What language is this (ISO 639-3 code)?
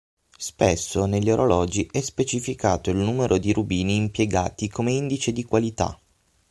ita